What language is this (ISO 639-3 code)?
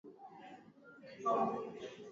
swa